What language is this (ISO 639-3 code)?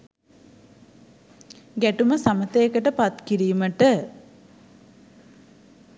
sin